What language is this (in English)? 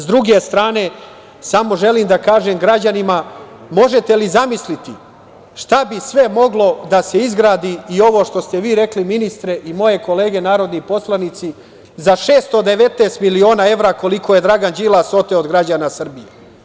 Serbian